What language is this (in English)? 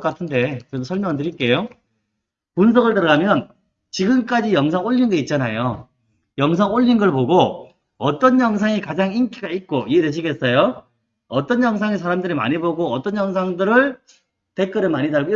Korean